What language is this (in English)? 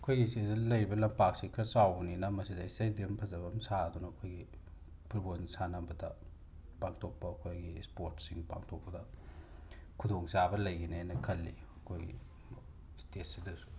Manipuri